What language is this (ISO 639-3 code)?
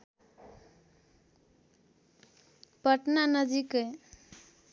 nep